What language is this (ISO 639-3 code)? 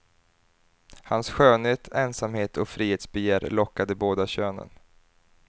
swe